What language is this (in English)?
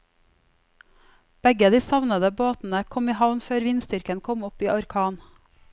Norwegian